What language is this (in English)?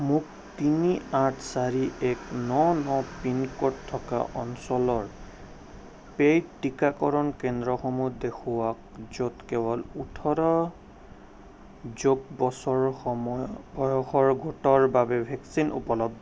Assamese